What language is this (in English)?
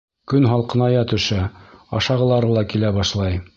Bashkir